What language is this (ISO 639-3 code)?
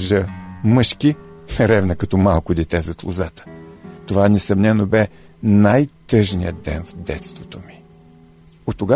bul